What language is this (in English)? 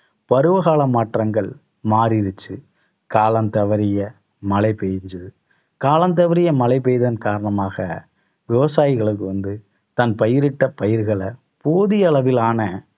Tamil